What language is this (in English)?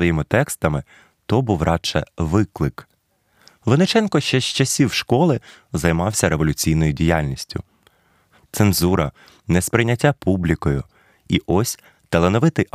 Ukrainian